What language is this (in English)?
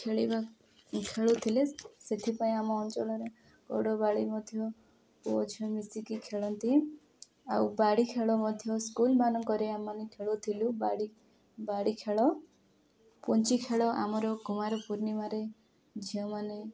Odia